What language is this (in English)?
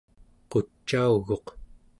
Central Yupik